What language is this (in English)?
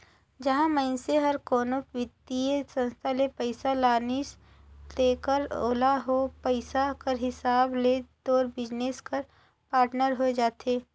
Chhattisgarhi